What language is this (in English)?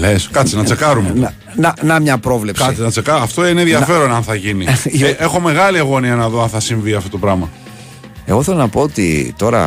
Greek